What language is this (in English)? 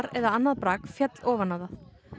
Icelandic